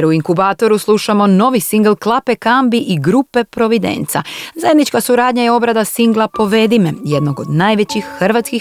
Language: Croatian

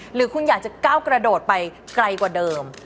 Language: Thai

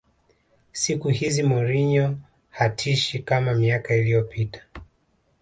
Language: Swahili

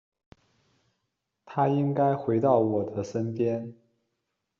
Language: Chinese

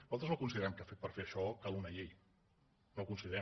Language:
Catalan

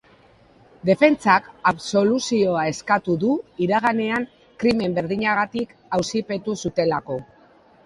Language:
Basque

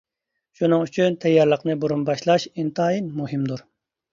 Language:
Uyghur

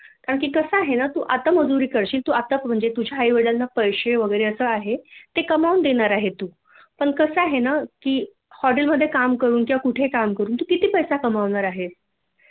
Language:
Marathi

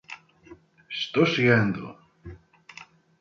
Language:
Portuguese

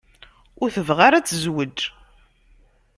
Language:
Kabyle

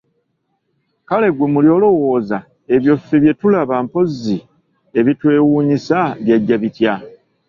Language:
Ganda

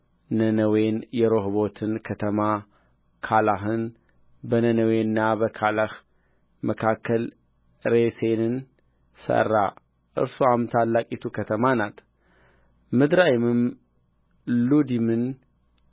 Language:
Amharic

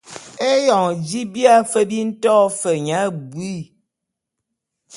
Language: Bulu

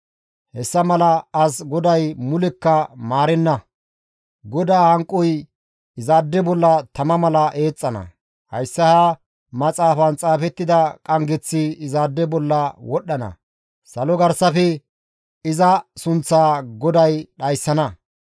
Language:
Gamo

